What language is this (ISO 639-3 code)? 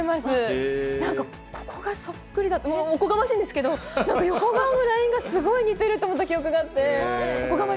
jpn